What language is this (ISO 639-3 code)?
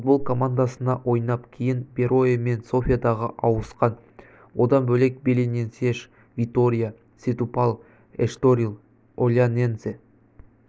kaz